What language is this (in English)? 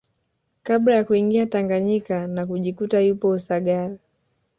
Swahili